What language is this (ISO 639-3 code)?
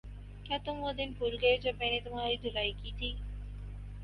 urd